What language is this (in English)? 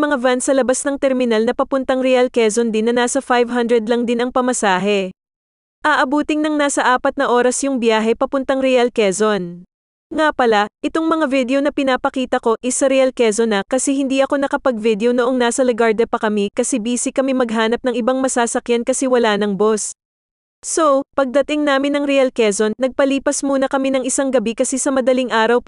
Filipino